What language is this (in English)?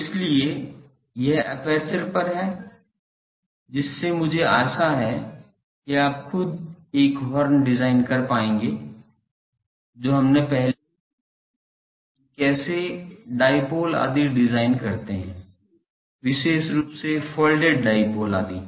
Hindi